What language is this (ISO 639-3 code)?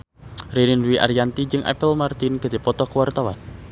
sun